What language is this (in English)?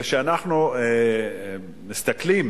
Hebrew